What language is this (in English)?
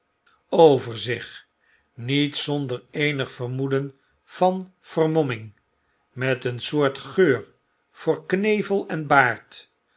Dutch